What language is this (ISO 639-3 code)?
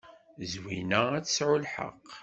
kab